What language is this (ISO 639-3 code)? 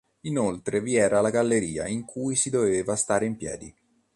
ita